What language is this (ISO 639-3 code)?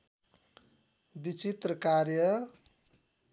nep